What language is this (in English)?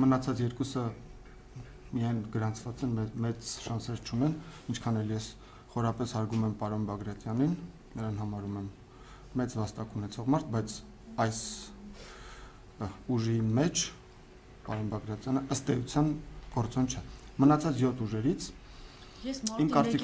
Romanian